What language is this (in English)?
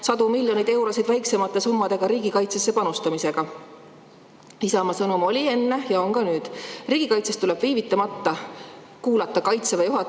Estonian